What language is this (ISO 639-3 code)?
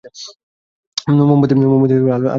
ben